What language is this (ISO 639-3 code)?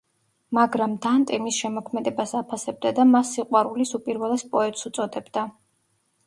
kat